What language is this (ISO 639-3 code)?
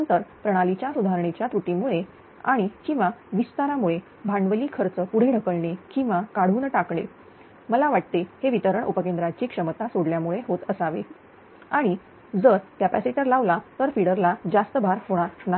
mar